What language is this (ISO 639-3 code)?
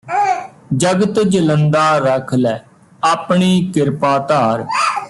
pan